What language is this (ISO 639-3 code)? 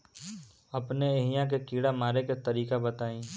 bho